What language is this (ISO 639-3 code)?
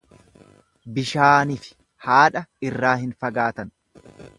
orm